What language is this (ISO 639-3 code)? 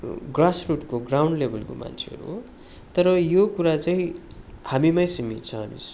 nep